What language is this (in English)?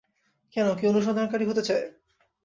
Bangla